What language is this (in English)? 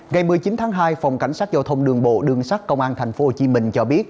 Vietnamese